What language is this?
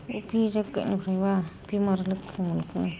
Bodo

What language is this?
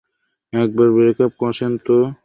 Bangla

